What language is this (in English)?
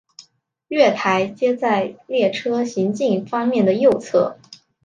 Chinese